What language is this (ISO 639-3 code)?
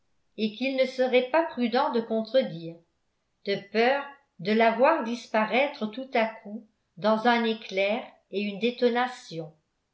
fra